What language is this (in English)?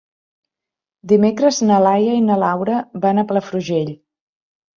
Catalan